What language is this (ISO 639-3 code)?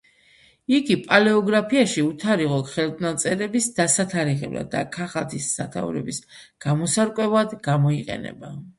kat